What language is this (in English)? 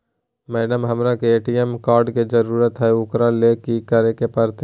Magahi